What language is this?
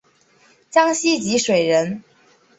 Chinese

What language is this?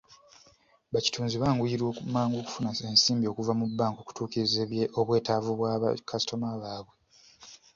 Ganda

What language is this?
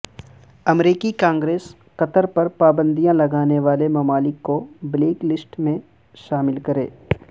Urdu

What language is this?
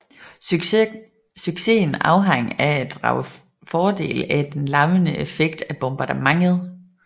Danish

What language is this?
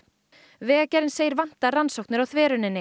Icelandic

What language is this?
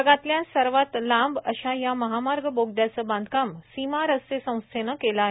Marathi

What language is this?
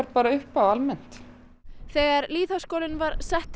Icelandic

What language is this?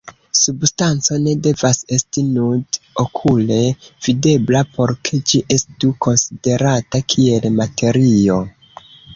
Esperanto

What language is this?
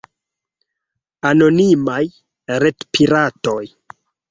Esperanto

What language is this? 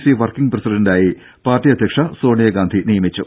Malayalam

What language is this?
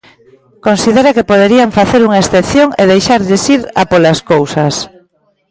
Galician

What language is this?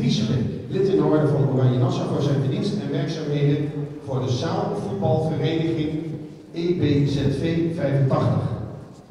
Dutch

